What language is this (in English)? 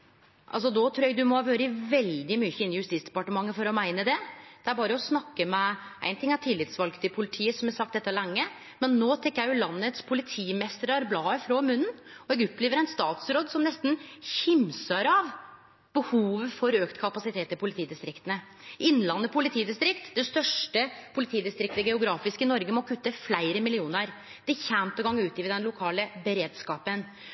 Norwegian Nynorsk